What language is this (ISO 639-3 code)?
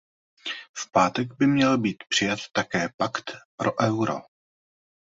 ces